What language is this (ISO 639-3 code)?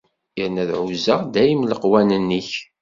kab